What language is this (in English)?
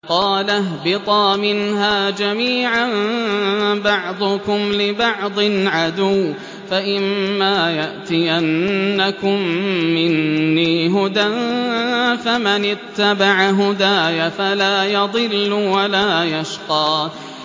Arabic